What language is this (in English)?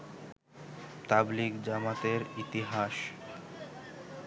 Bangla